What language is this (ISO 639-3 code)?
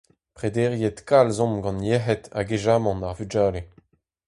bre